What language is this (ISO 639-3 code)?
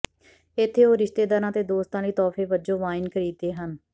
pan